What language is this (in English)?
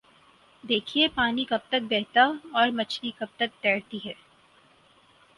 Urdu